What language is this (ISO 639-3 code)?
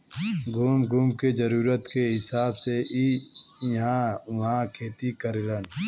bho